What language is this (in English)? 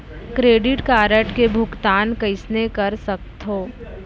Chhattisgarhi